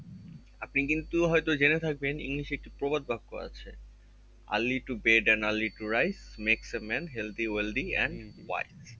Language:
Bangla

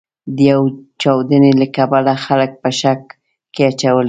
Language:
Pashto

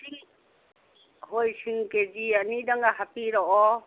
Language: Manipuri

